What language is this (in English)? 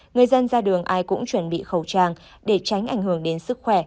Vietnamese